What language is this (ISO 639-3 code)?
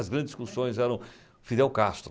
por